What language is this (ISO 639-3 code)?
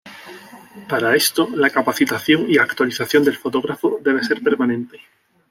spa